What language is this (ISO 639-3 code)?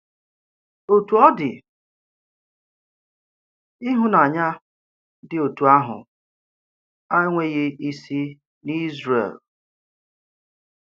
ibo